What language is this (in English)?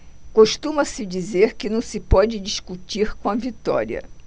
Portuguese